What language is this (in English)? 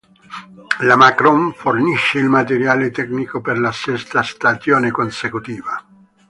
Italian